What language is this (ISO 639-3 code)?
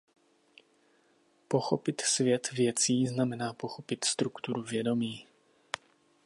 ces